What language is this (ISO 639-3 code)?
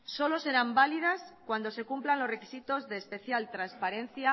spa